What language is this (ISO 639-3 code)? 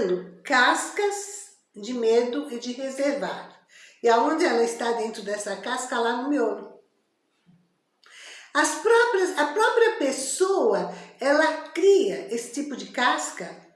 por